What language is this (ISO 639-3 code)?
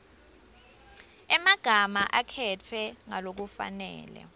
ssw